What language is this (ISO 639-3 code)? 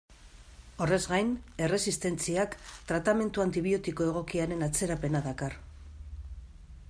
eus